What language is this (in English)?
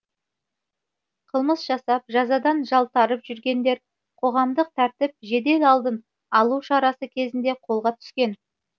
Kazakh